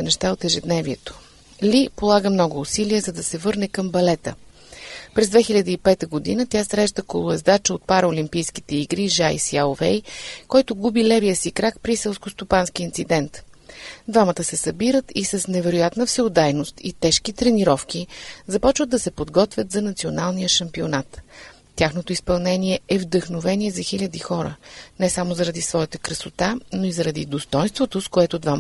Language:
Bulgarian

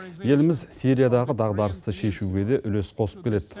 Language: Kazakh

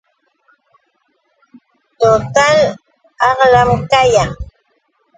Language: Yauyos Quechua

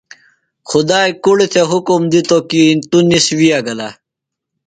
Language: Phalura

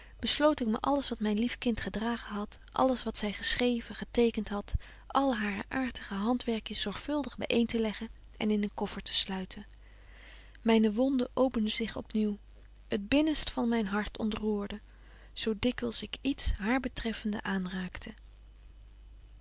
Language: Dutch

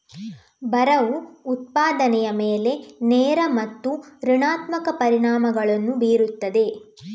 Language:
Kannada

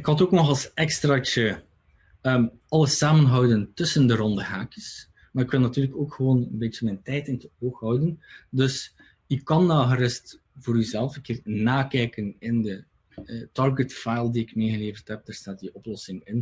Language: Dutch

